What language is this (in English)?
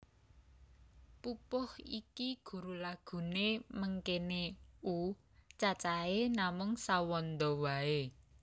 Javanese